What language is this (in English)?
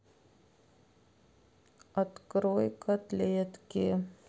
Russian